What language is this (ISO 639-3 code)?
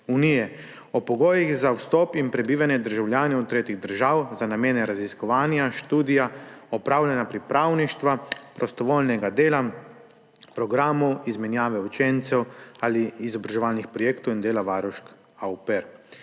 slv